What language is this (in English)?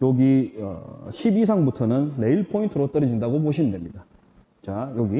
Korean